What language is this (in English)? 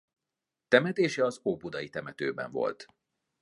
Hungarian